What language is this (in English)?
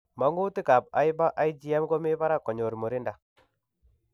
Kalenjin